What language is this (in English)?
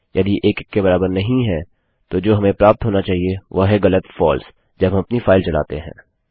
Hindi